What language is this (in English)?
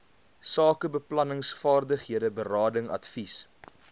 Afrikaans